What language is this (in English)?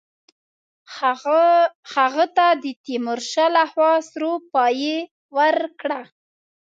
Pashto